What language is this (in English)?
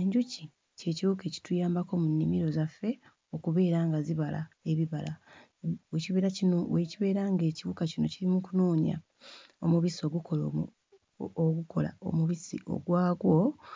Ganda